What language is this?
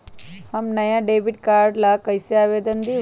Magahi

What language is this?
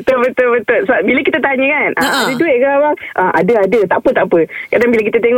Malay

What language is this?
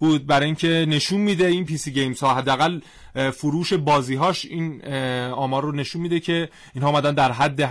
Persian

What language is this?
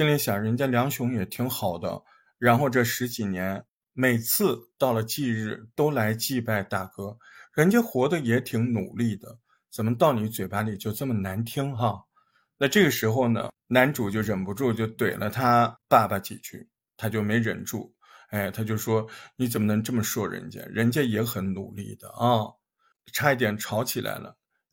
Chinese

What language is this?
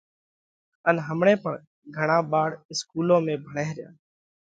Parkari Koli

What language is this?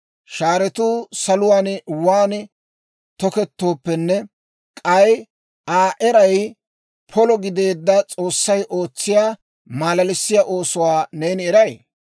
Dawro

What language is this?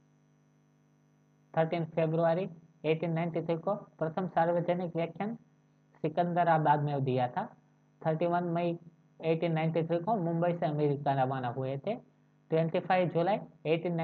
Hindi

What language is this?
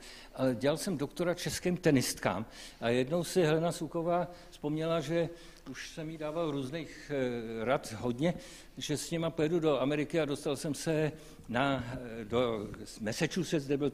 Czech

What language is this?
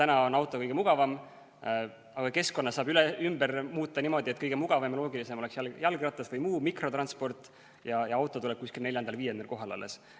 Estonian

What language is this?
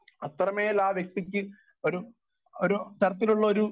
Malayalam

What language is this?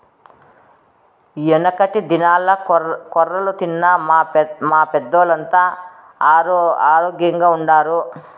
Telugu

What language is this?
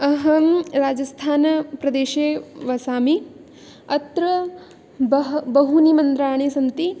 Sanskrit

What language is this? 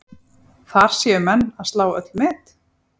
Icelandic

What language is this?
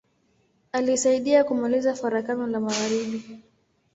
Swahili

